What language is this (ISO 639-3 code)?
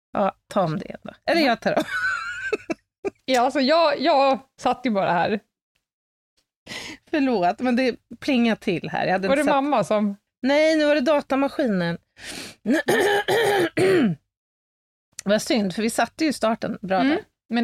swe